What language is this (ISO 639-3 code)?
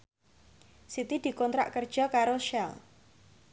jav